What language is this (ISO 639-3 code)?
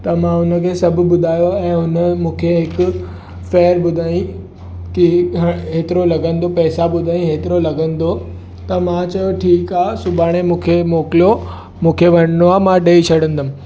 snd